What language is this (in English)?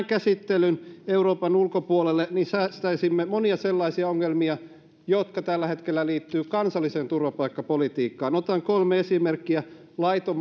Finnish